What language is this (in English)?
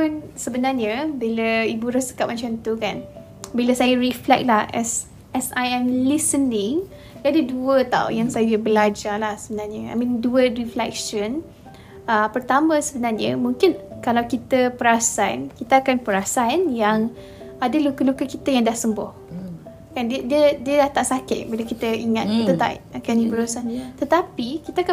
Malay